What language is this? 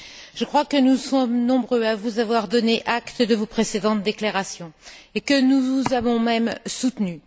French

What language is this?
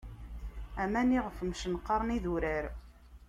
Kabyle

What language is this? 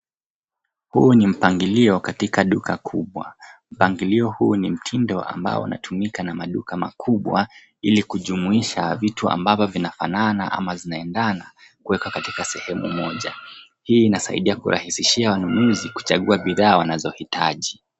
Swahili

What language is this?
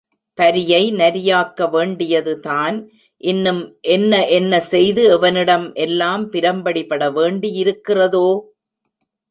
Tamil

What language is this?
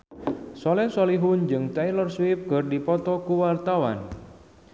Sundanese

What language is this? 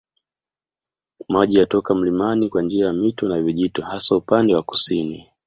Swahili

